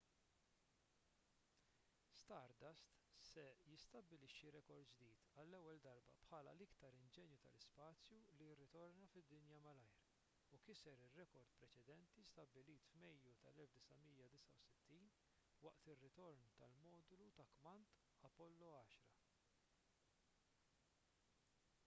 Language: Maltese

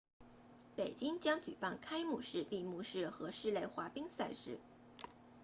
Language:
Chinese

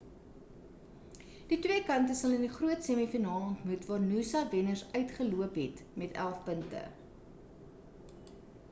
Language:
Afrikaans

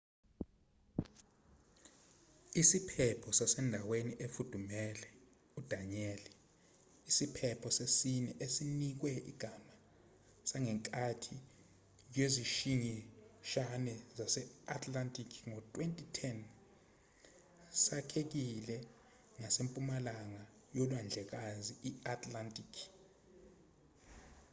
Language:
Zulu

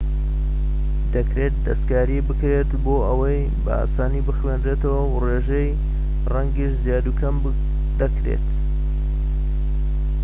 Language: Central Kurdish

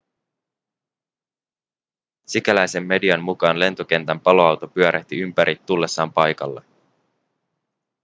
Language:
Finnish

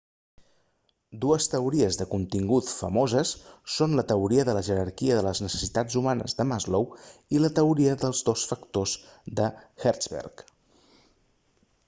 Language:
Catalan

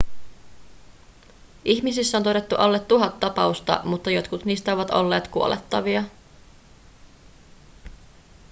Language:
Finnish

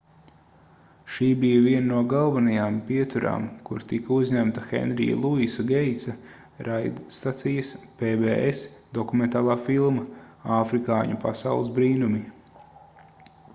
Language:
Latvian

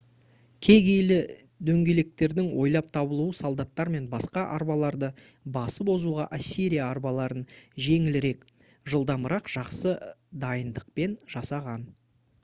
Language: Kazakh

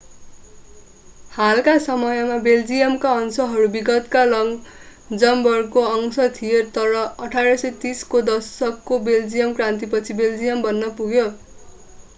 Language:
Nepali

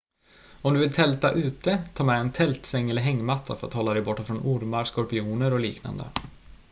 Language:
Swedish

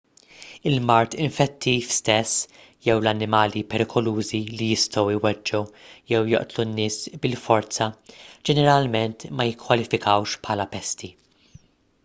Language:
Maltese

